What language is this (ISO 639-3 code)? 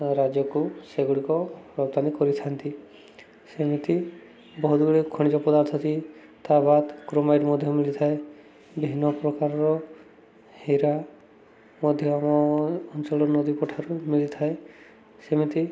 ori